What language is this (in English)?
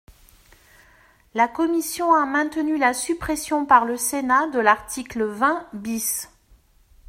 French